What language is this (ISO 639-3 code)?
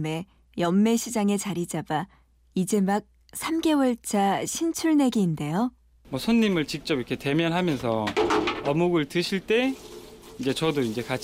kor